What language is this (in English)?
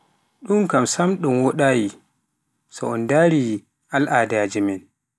Pular